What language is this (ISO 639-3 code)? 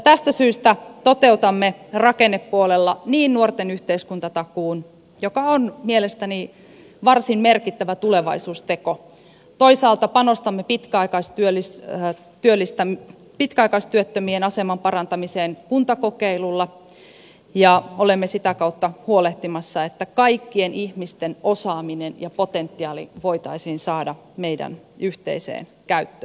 fin